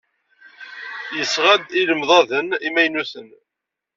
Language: Kabyle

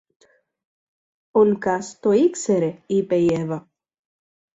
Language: Greek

